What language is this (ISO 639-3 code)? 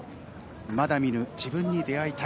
jpn